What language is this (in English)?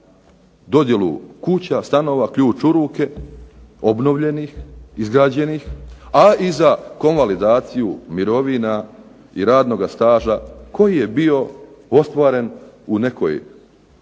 Croatian